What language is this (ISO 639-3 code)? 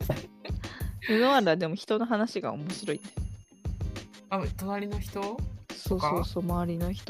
jpn